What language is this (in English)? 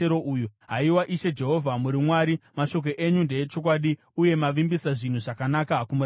Shona